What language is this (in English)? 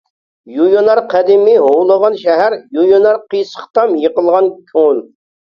Uyghur